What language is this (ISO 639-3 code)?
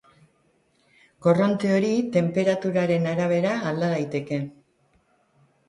eus